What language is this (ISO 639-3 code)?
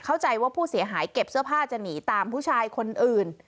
tha